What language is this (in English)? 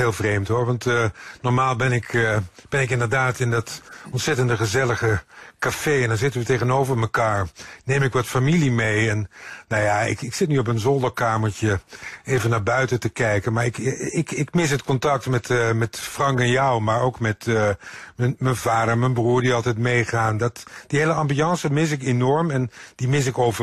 Dutch